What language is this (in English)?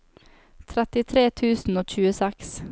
Norwegian